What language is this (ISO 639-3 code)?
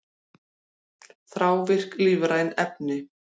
isl